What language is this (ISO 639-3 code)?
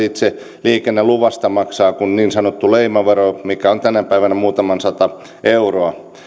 fin